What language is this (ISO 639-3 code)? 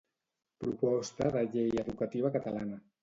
cat